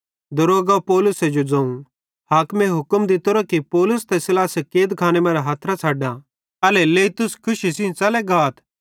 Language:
Bhadrawahi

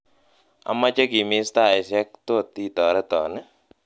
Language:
Kalenjin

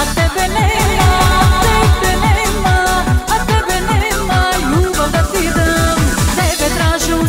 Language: Romanian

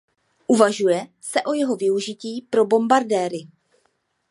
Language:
Czech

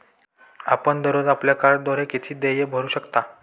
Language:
Marathi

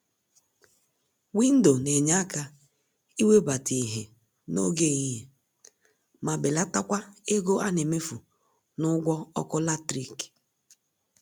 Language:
Igbo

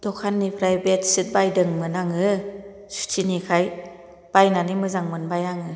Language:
Bodo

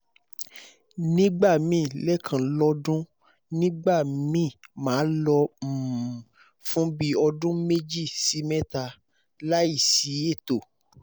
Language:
Yoruba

